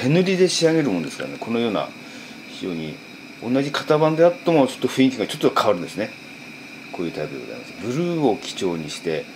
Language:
Japanese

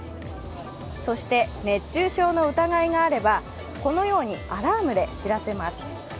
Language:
Japanese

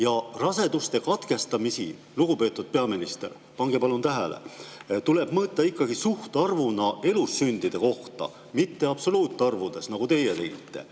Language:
Estonian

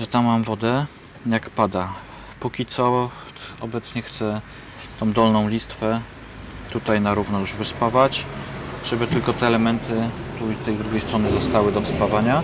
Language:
Polish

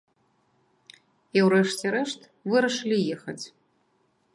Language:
Belarusian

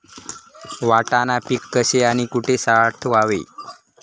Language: Marathi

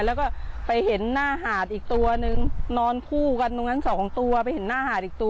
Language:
Thai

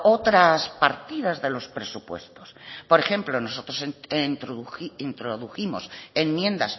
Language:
Spanish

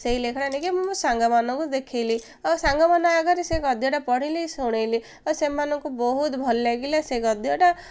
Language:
Odia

